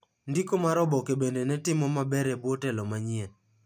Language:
Luo (Kenya and Tanzania)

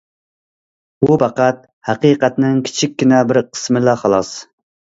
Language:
Uyghur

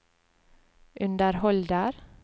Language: Norwegian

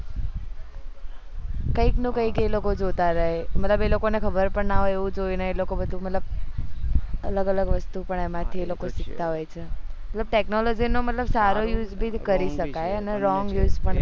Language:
Gujarati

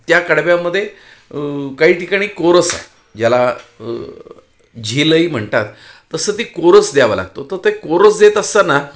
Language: Marathi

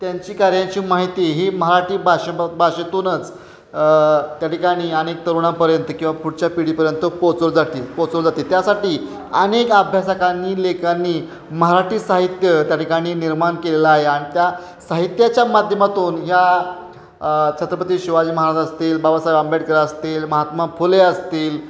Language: Marathi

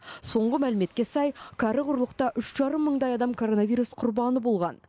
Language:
Kazakh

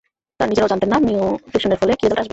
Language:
Bangla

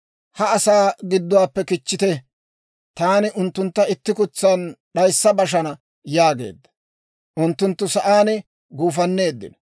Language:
Dawro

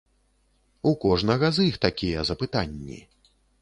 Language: Belarusian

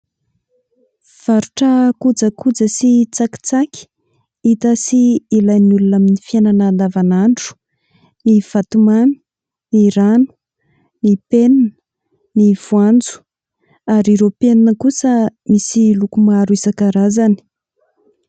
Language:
Malagasy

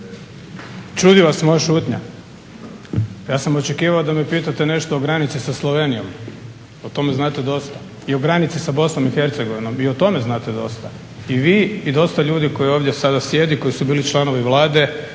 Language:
Croatian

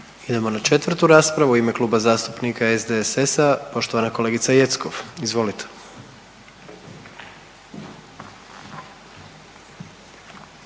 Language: Croatian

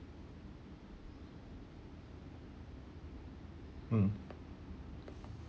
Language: English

